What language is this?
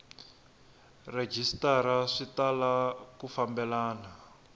Tsonga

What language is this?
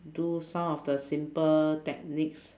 English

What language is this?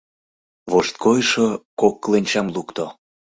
Mari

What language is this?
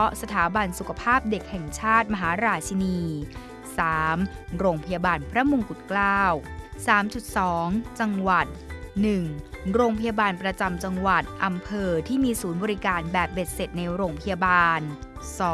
Thai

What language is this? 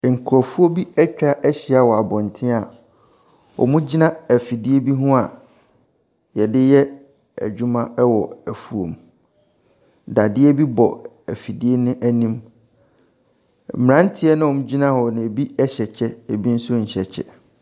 Akan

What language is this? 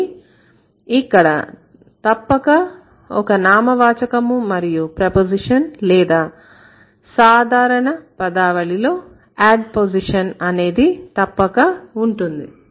Telugu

